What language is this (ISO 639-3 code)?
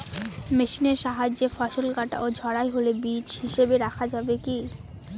ben